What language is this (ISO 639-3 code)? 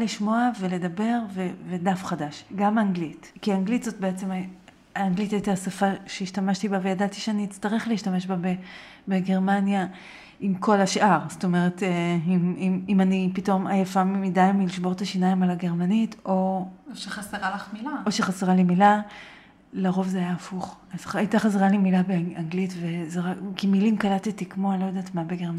heb